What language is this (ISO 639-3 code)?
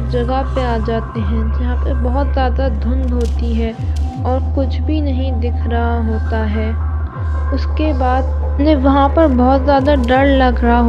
urd